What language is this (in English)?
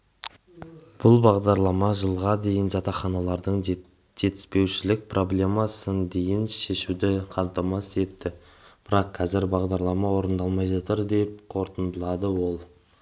Kazakh